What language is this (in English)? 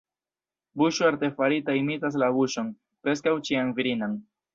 Esperanto